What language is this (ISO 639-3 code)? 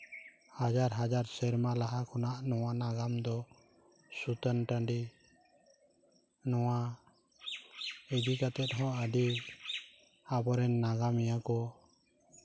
sat